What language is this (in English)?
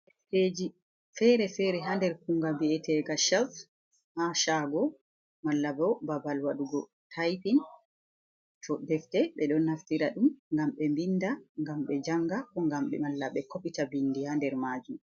Fula